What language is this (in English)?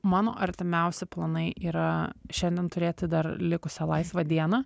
Lithuanian